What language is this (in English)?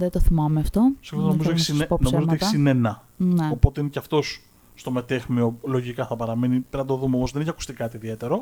Greek